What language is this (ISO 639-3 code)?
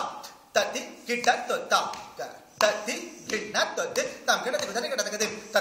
ell